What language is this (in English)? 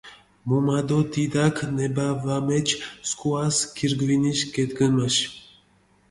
Mingrelian